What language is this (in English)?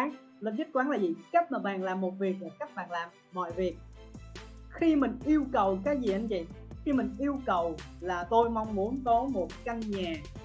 Vietnamese